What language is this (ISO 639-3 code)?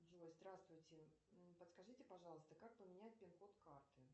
rus